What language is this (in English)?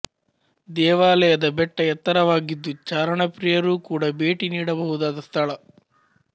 Kannada